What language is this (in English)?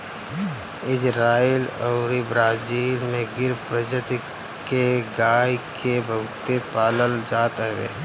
Bhojpuri